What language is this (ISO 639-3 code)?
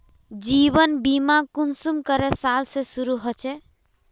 mag